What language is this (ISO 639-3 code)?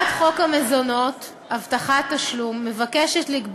heb